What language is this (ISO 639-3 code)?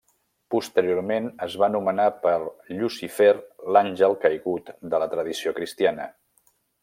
cat